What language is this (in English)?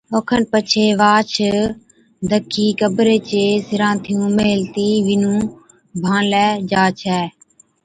Od